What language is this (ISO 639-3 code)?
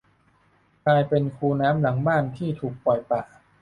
tha